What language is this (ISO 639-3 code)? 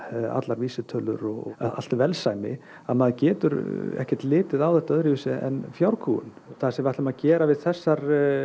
isl